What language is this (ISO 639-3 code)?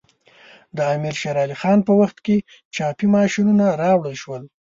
pus